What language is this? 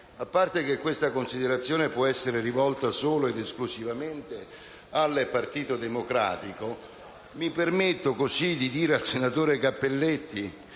Italian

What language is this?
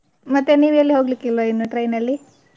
Kannada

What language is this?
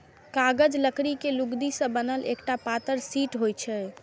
Maithili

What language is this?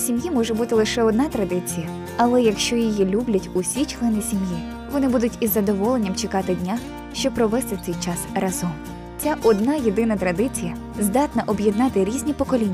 Ukrainian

